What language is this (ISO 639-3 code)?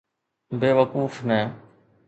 snd